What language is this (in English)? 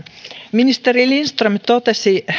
Finnish